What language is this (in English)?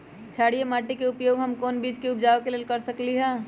Magahi